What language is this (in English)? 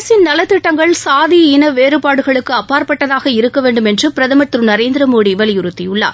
Tamil